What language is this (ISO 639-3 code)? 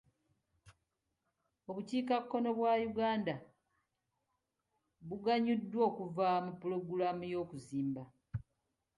lug